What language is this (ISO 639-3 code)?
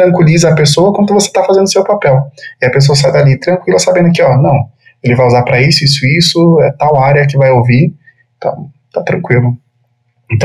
por